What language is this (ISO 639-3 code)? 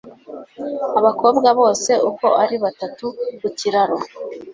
kin